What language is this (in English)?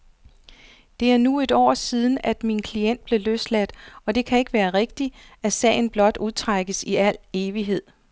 Danish